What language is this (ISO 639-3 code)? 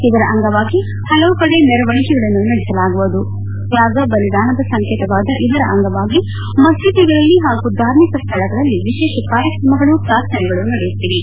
kan